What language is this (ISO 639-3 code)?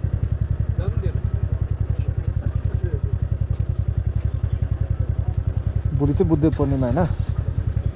ind